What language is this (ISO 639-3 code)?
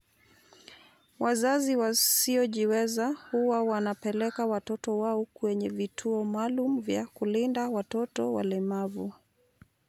luo